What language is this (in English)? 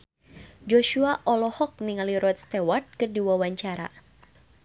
Sundanese